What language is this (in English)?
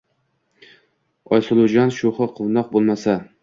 Uzbek